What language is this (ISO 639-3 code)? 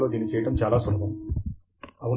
tel